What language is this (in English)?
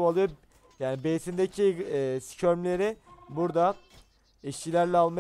Turkish